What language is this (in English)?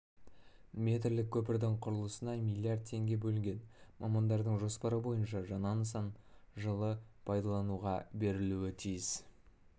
Kazakh